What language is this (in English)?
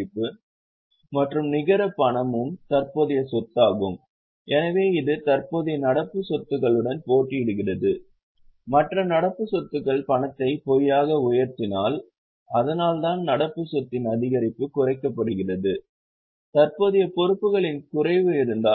Tamil